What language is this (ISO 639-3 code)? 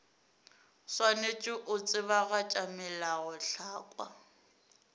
nso